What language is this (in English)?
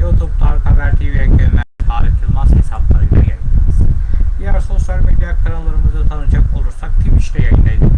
Turkish